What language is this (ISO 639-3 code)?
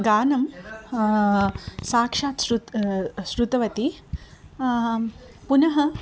san